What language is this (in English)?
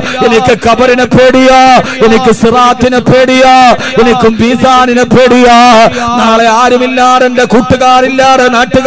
Arabic